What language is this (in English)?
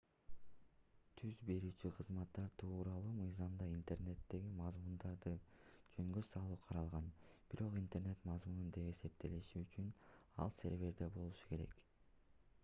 Kyrgyz